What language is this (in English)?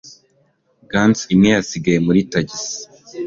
Kinyarwanda